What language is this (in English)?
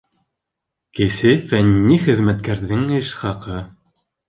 Bashkir